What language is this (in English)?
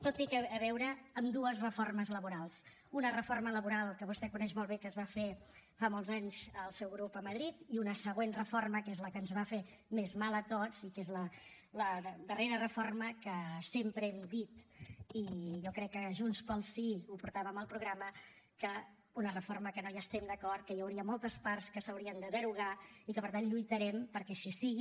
Catalan